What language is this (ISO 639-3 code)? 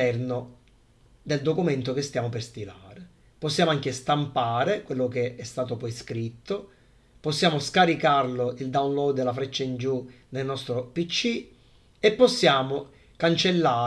ita